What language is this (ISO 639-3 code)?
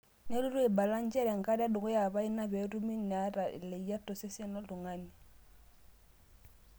mas